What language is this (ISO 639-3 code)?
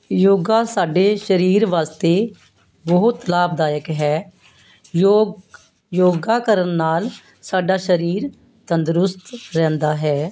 pan